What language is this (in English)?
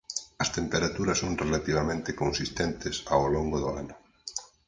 Galician